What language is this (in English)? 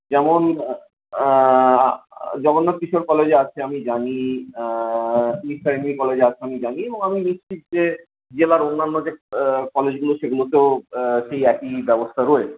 Bangla